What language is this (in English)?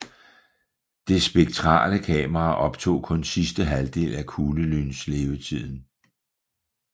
Danish